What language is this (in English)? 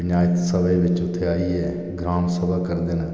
Dogri